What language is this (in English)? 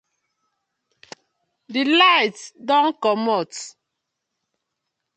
Nigerian Pidgin